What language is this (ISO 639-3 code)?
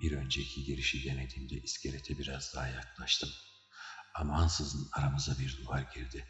tur